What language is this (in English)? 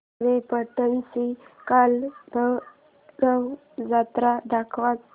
Marathi